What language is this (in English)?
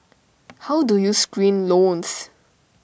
English